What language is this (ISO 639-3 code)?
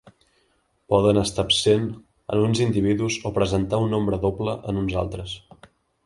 cat